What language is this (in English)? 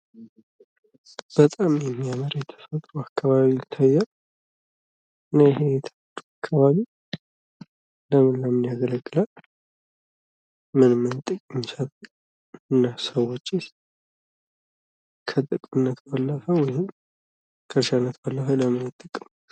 Amharic